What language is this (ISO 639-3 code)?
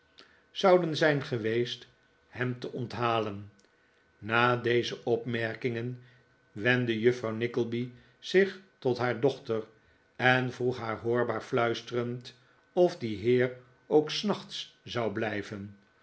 nld